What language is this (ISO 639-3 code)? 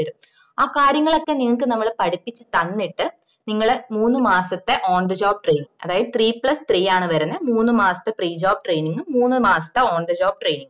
mal